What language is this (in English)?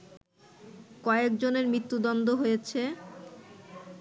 Bangla